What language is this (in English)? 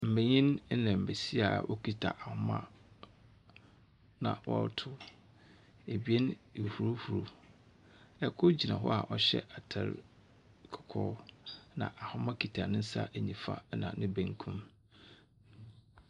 Akan